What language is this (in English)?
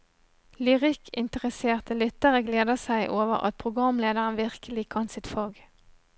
Norwegian